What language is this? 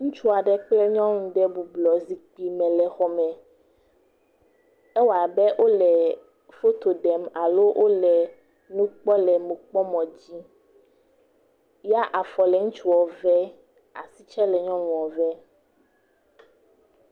Ewe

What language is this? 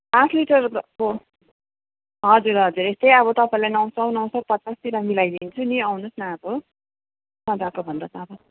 Nepali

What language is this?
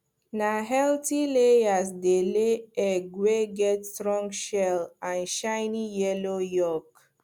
Nigerian Pidgin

